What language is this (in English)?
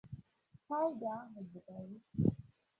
Igbo